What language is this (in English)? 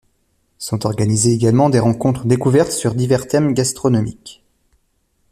French